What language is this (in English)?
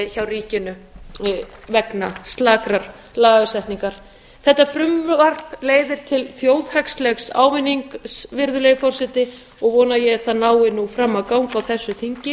Icelandic